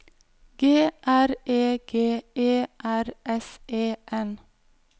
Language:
Norwegian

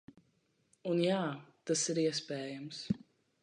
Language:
Latvian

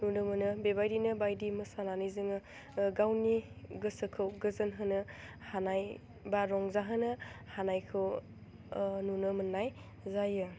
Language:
Bodo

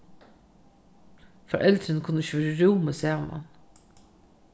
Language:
Faroese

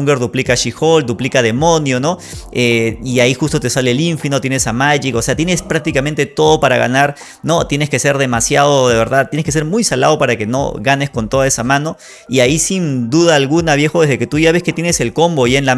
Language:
Spanish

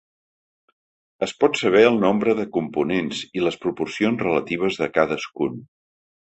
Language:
Catalan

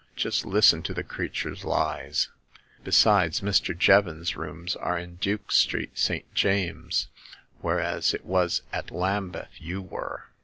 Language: English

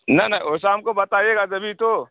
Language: Urdu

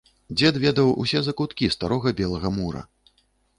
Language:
Belarusian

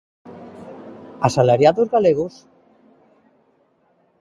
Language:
Galician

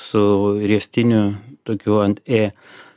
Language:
Lithuanian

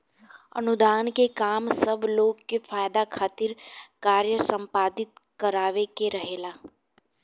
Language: Bhojpuri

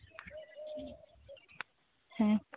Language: Santali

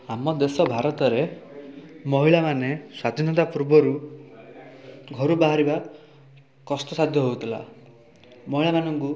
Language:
Odia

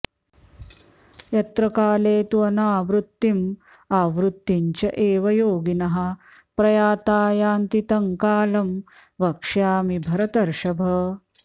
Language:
Sanskrit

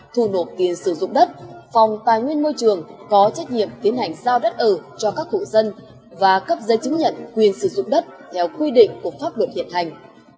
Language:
Vietnamese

